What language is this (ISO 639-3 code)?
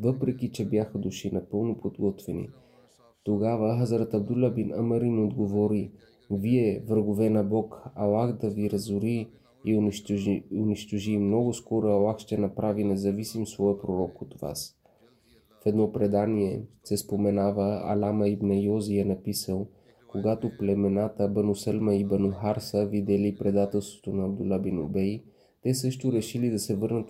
bul